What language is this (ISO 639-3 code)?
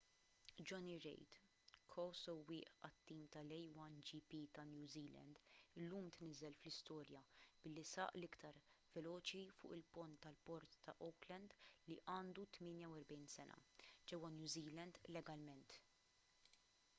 mlt